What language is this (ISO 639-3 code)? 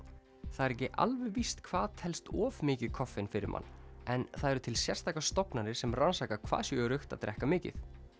isl